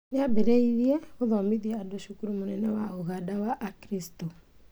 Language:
Kikuyu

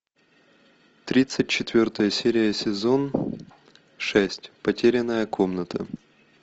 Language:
Russian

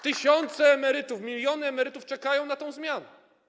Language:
Polish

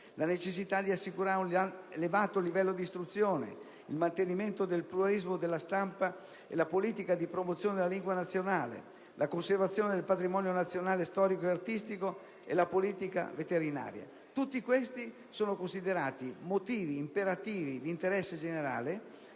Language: Italian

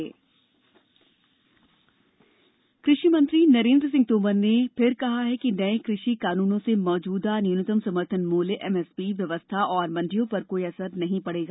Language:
Hindi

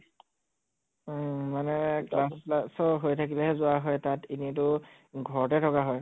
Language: Assamese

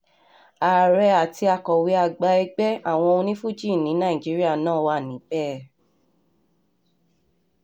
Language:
Yoruba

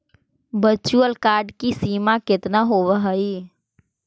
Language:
Magahi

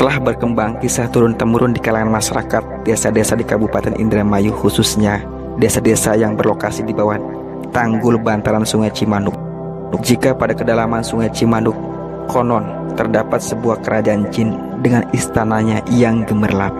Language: Indonesian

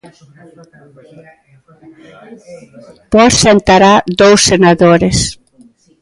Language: Galician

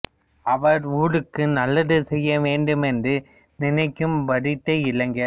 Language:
Tamil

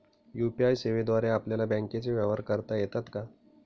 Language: Marathi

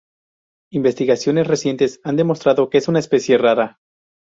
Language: Spanish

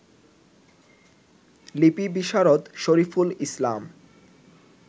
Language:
Bangla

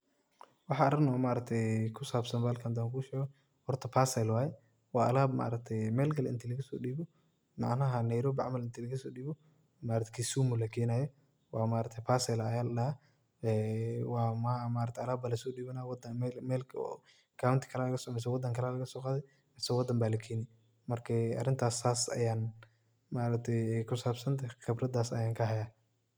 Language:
Somali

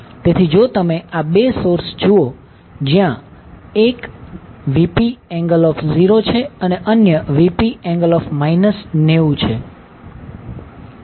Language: Gujarati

